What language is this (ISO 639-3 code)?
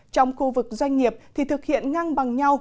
vie